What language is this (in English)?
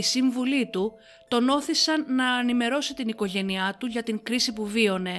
Greek